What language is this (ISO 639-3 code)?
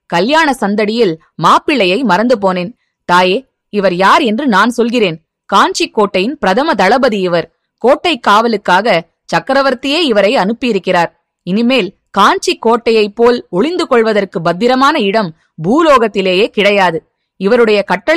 tam